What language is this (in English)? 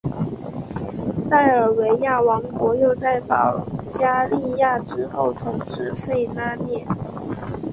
Chinese